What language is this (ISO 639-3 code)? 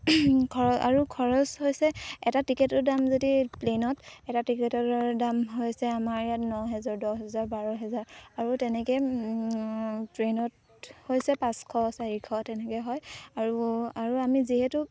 asm